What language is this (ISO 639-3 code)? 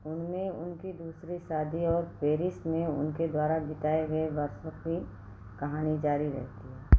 hin